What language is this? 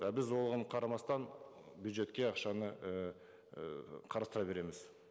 Kazakh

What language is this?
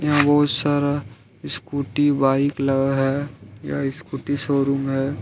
Hindi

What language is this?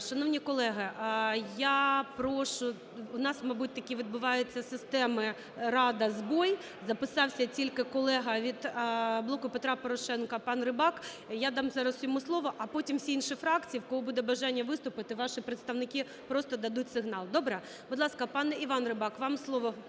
Ukrainian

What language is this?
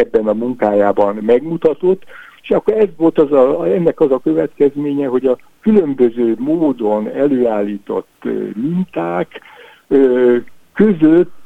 Hungarian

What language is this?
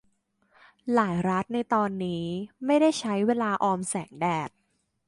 Thai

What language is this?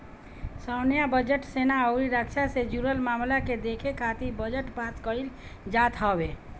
Bhojpuri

